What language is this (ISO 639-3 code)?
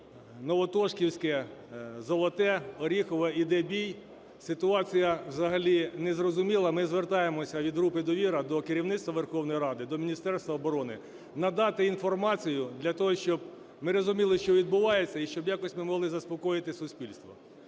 ukr